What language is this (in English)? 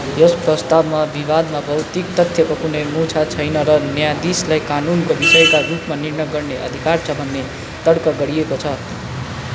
Nepali